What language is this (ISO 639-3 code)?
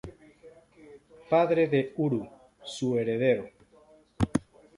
spa